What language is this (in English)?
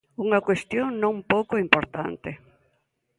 Galician